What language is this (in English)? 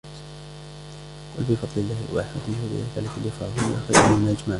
Arabic